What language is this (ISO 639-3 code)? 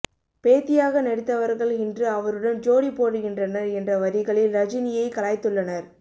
tam